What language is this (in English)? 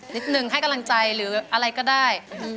Thai